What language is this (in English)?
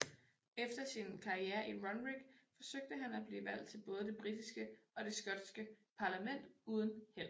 Danish